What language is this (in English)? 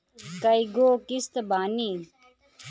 Bhojpuri